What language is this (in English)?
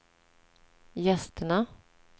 Swedish